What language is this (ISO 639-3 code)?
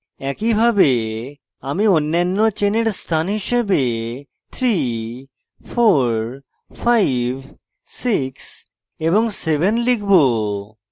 ben